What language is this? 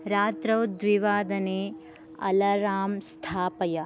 Sanskrit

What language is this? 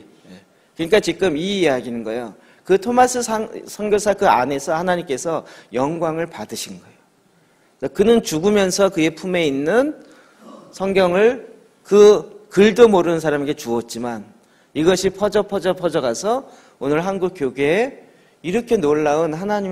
Korean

